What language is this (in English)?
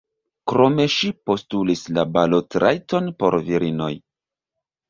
Esperanto